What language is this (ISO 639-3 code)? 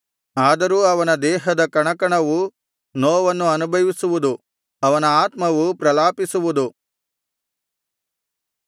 kan